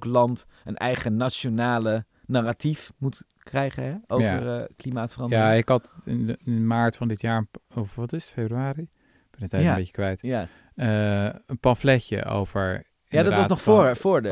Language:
Dutch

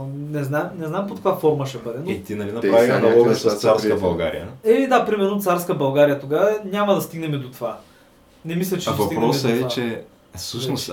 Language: Bulgarian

